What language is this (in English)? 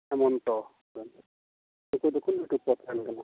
Santali